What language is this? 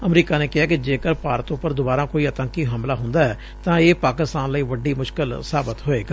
Punjabi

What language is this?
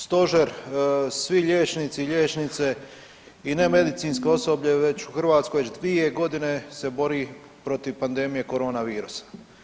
Croatian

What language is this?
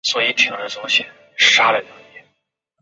Chinese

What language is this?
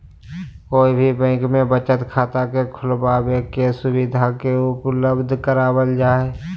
Magahi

